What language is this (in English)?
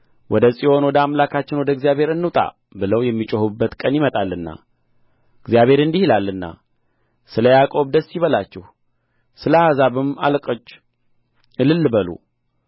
Amharic